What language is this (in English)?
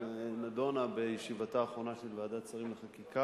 Hebrew